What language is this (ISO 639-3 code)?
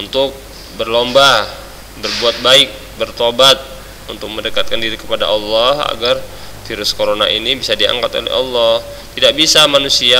ind